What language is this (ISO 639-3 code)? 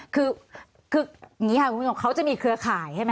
tha